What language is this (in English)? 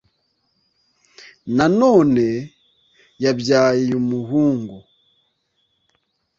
Kinyarwanda